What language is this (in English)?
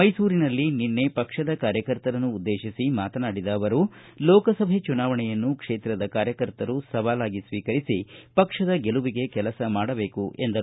Kannada